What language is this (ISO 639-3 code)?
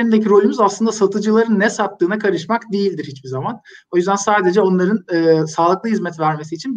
tur